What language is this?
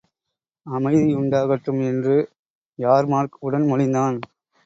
Tamil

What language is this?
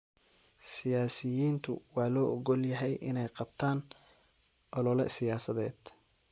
Somali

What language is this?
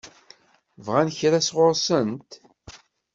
Kabyle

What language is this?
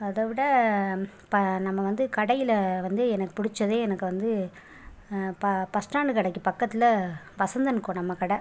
Tamil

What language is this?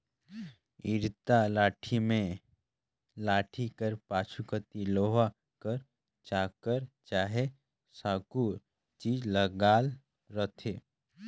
Chhattisgarhi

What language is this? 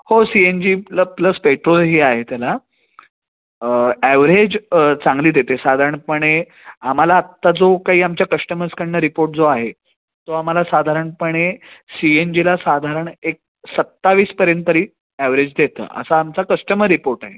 Marathi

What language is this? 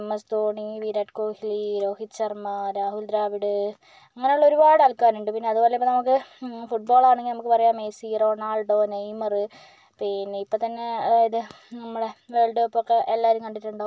Malayalam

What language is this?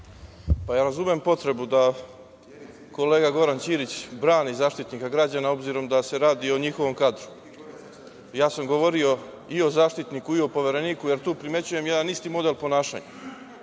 Serbian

